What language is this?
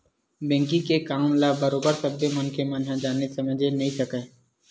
Chhattisgarhi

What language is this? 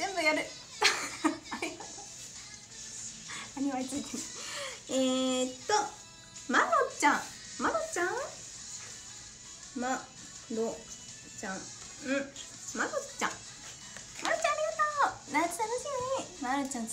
Japanese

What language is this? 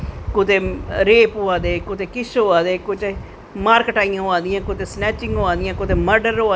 Dogri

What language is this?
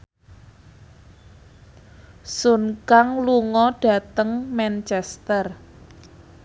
Javanese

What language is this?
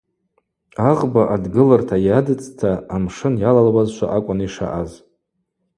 Abaza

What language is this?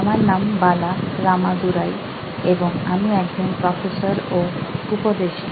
Bangla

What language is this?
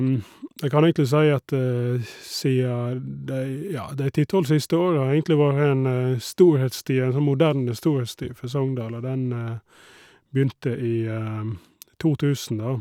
Norwegian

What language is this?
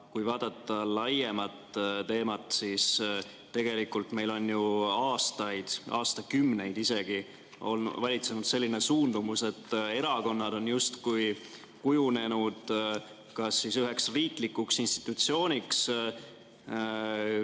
Estonian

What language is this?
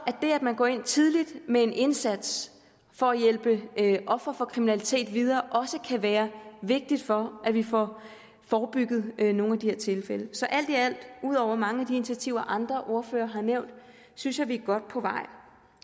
Danish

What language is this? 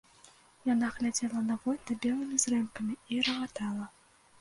Belarusian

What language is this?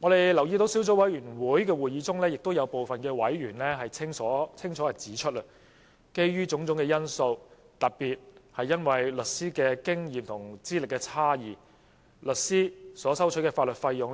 Cantonese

